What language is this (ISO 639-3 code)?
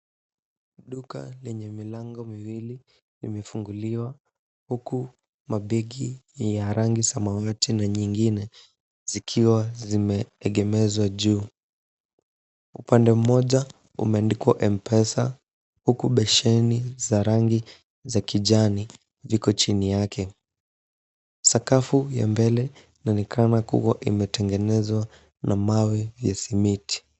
swa